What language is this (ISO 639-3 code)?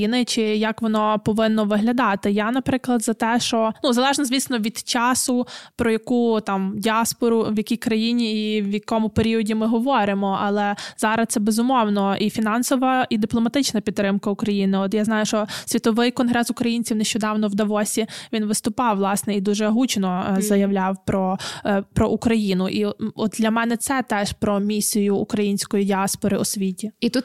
ukr